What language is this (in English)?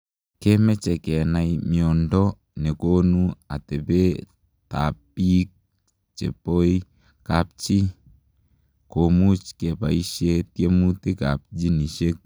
Kalenjin